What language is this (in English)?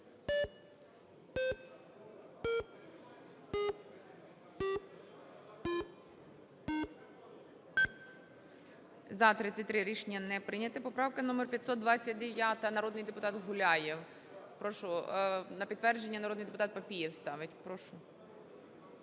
Ukrainian